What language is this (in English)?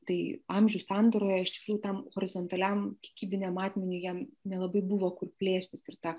Lithuanian